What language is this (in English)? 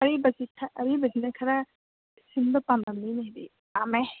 Manipuri